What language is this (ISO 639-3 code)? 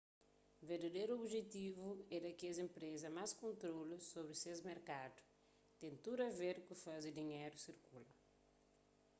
kea